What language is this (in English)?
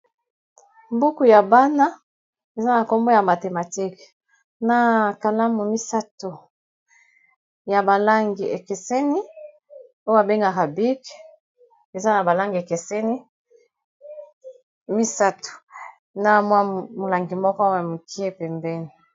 Lingala